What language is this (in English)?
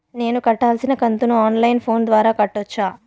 Telugu